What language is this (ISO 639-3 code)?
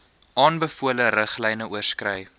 afr